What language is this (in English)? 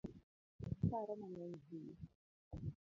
Luo (Kenya and Tanzania)